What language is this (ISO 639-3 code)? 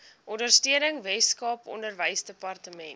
afr